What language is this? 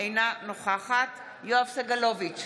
Hebrew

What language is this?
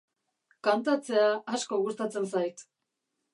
Basque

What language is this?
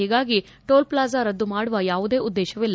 Kannada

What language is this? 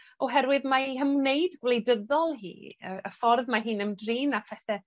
Welsh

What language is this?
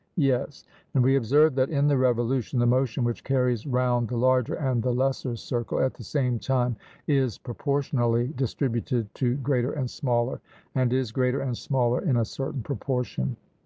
English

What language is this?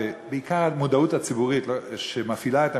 Hebrew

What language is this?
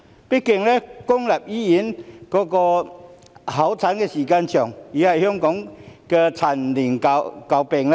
Cantonese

